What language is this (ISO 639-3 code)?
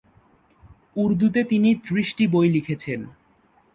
ben